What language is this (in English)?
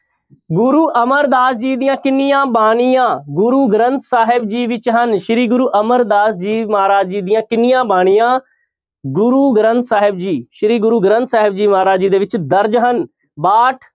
Punjabi